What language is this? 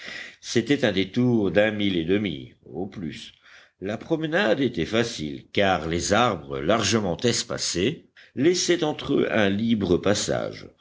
French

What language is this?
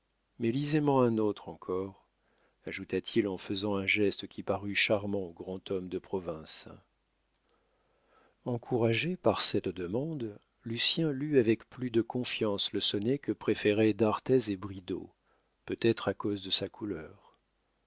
French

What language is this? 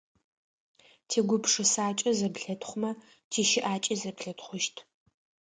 Adyghe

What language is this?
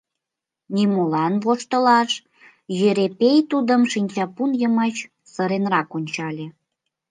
Mari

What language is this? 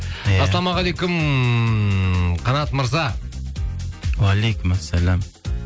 Kazakh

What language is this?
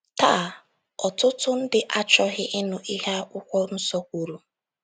Igbo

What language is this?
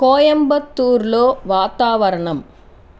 Telugu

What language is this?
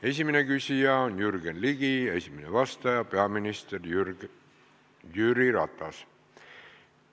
Estonian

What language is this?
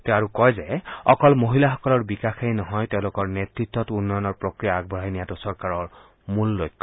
Assamese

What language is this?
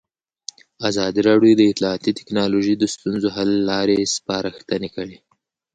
Pashto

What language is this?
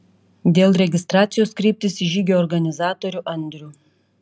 Lithuanian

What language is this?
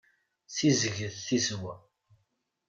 Kabyle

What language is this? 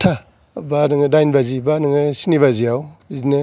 Bodo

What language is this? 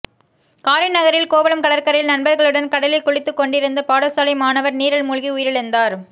Tamil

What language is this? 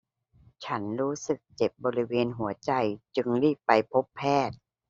Thai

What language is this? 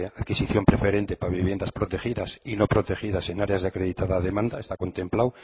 Spanish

